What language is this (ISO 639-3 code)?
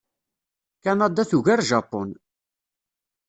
kab